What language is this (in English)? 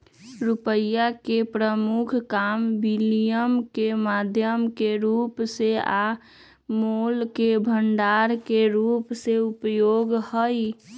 Magahi